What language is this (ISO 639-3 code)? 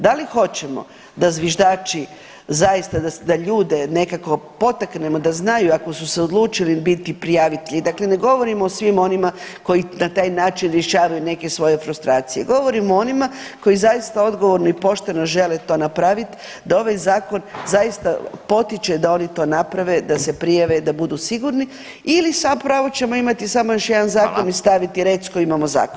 hrv